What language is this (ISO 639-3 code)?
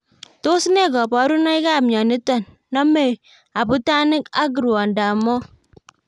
kln